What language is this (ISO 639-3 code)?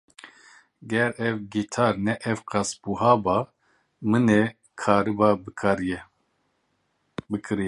kur